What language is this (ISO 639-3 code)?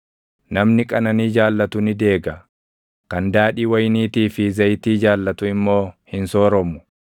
orm